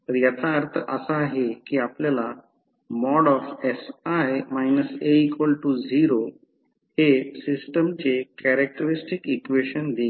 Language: Marathi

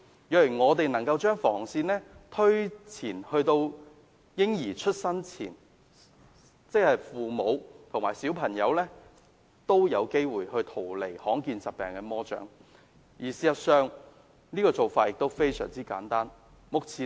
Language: Cantonese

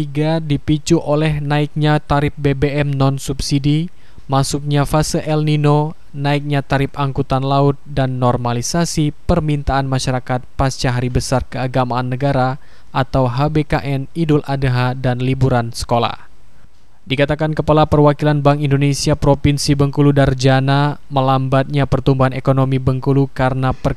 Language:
Indonesian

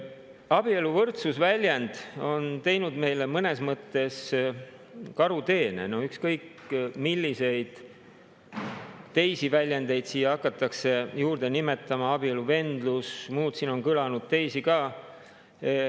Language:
Estonian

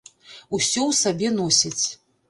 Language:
Belarusian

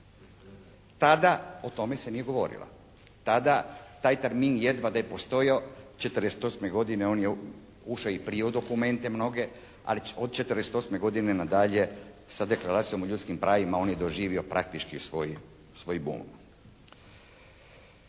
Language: Croatian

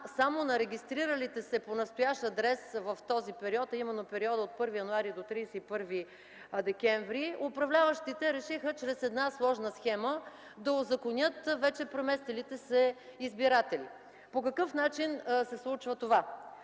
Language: Bulgarian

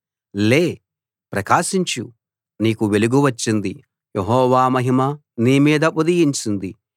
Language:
Telugu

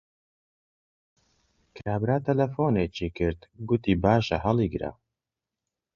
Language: Central Kurdish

